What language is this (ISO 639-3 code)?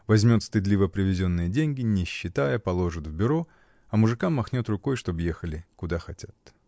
rus